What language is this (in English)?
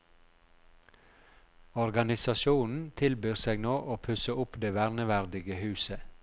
Norwegian